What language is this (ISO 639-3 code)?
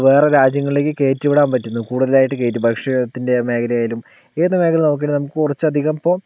mal